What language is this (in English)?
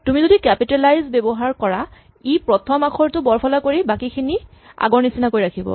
Assamese